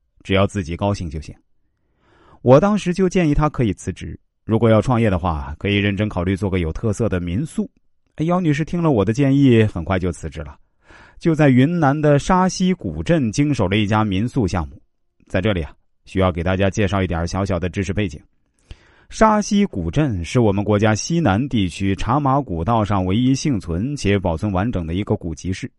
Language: Chinese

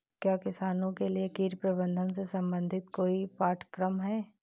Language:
Hindi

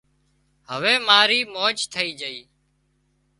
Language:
Wadiyara Koli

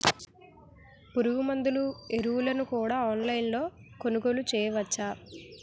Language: Telugu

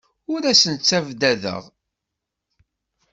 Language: Kabyle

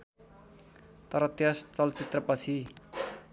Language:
Nepali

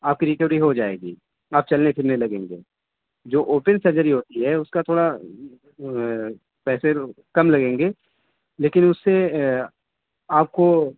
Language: Urdu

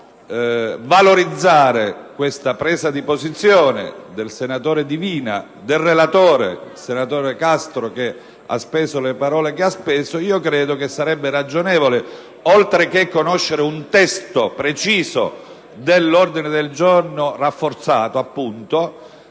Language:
Italian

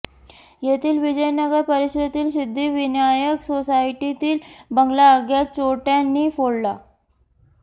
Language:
Marathi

